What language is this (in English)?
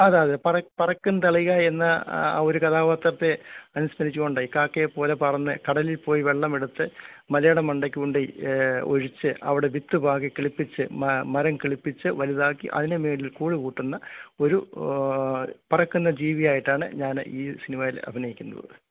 Malayalam